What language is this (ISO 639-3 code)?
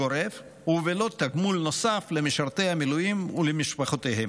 heb